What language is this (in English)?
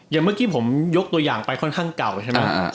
Thai